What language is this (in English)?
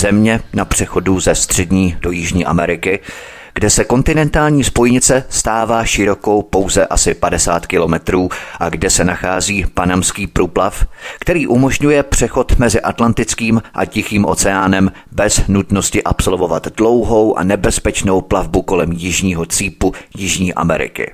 Czech